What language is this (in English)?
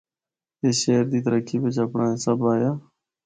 Northern Hindko